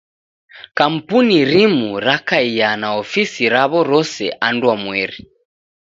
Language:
Taita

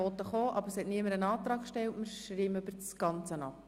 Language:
Swiss German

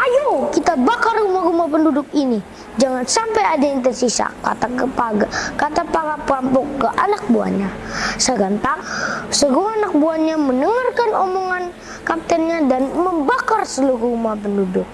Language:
Indonesian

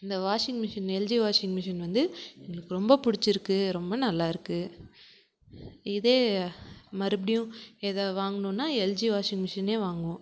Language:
Tamil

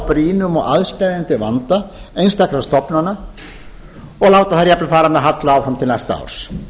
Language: Icelandic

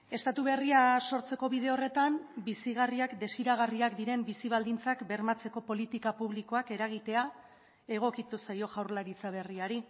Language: Basque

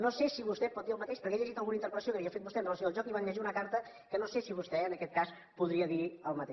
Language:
Catalan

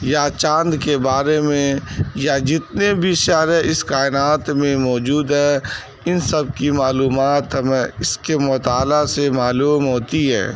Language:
Urdu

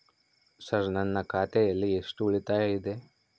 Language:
Kannada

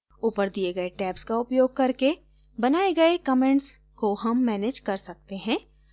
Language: Hindi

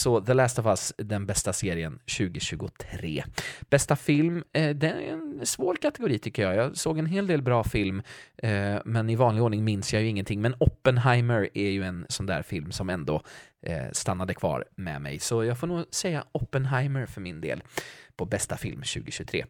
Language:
Swedish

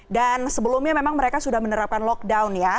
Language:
Indonesian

